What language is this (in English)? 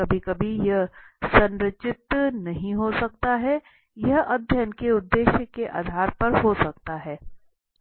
Hindi